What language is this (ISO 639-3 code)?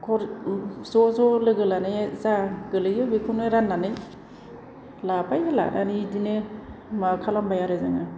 brx